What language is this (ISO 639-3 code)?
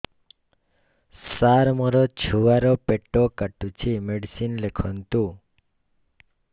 ori